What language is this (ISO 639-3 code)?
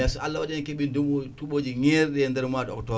ful